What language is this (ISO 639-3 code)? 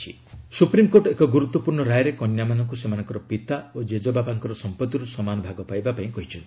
ori